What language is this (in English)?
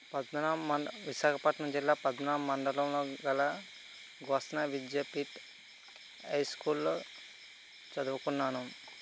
Telugu